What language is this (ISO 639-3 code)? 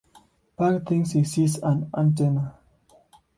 eng